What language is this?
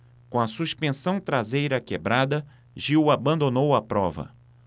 Portuguese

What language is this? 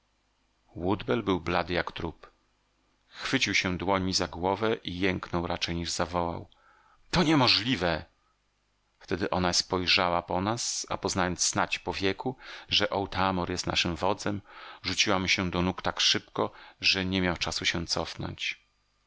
Polish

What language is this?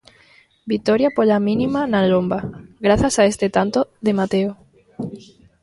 Galician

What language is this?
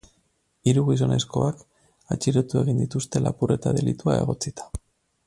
Basque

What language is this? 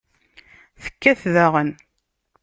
Kabyle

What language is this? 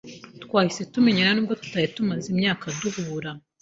Kinyarwanda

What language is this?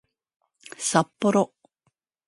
Japanese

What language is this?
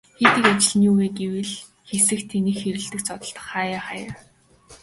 Mongolian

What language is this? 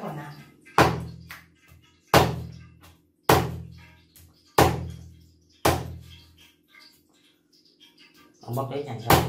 Vietnamese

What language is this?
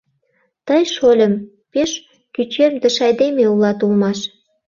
Mari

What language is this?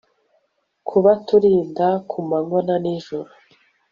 Kinyarwanda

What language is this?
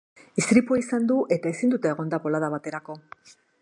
Basque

